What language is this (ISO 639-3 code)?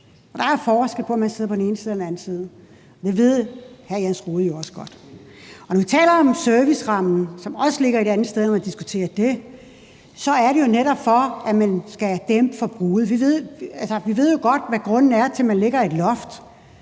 dan